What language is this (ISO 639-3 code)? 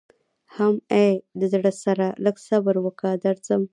pus